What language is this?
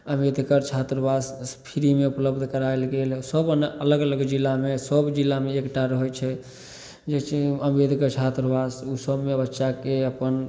Maithili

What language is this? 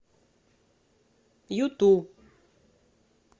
Russian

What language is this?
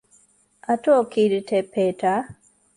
Interlingua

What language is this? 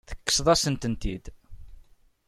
Kabyle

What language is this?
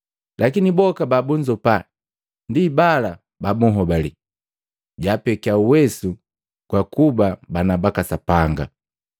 Matengo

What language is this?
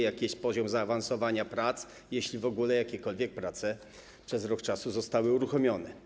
Polish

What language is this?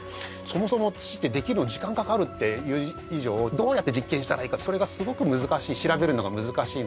Japanese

